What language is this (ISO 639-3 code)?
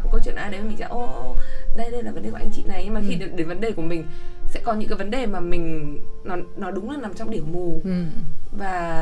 vie